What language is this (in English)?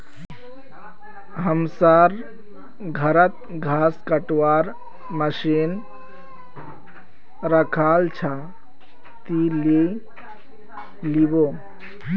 Magahi